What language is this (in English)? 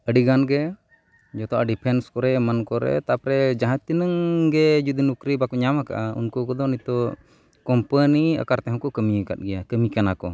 Santali